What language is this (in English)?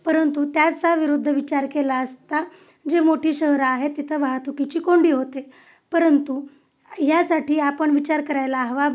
Marathi